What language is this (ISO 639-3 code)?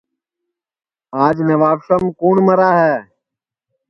ssi